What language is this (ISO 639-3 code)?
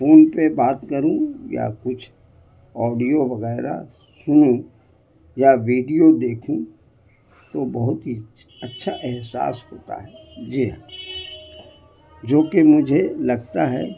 urd